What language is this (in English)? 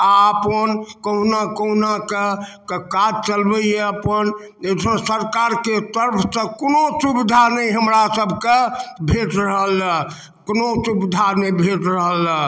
Maithili